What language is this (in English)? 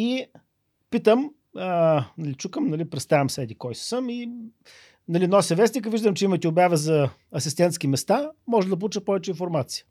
Bulgarian